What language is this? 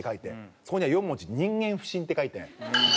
Japanese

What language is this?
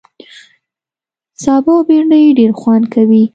Pashto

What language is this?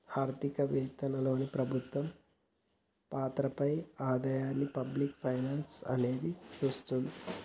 Telugu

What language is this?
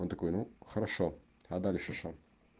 Russian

